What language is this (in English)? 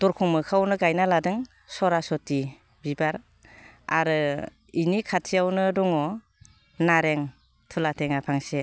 Bodo